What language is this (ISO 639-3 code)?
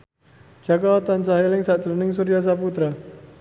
jav